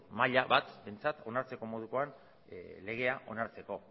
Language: Basque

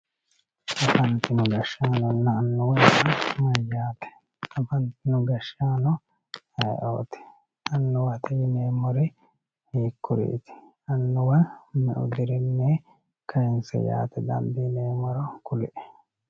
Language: Sidamo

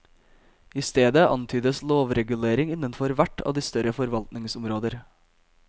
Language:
Norwegian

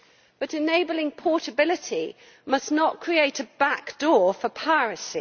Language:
English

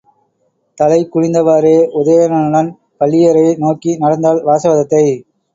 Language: Tamil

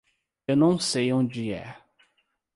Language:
Portuguese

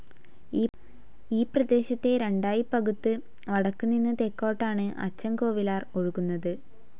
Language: Malayalam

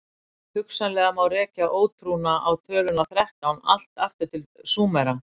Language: Icelandic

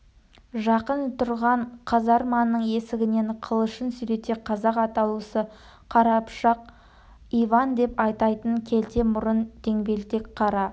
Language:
Kazakh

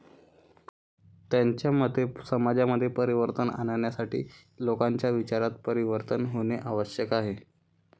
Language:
Marathi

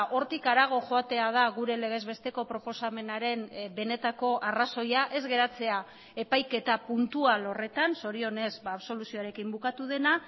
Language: Basque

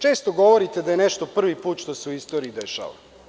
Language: Serbian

